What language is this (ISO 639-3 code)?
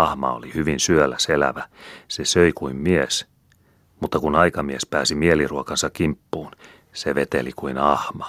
fin